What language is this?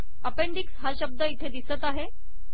Marathi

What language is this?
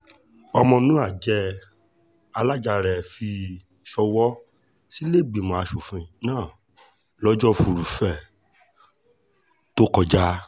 Yoruba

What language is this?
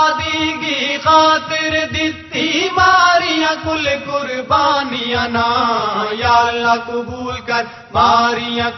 Urdu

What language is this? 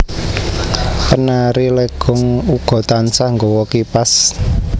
Javanese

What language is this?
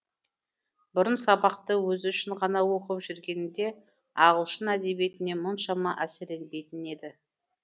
Kazakh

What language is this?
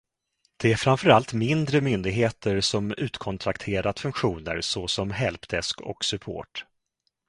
Swedish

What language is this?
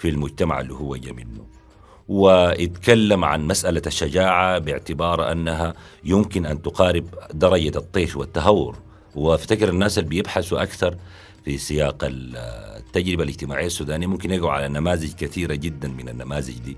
Arabic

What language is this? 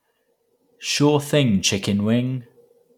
English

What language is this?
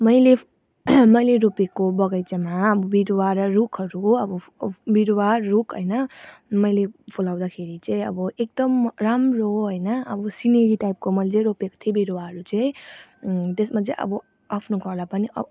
Nepali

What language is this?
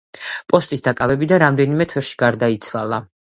Georgian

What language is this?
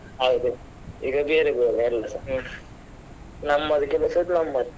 Kannada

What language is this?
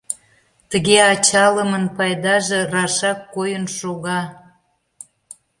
Mari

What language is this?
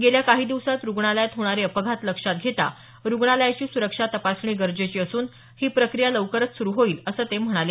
Marathi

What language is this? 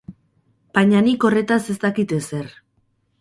Basque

